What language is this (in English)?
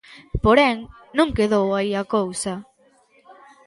Galician